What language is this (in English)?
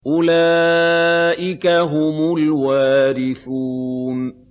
Arabic